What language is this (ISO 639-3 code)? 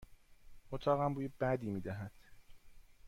fas